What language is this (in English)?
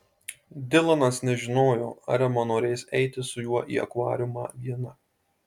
Lithuanian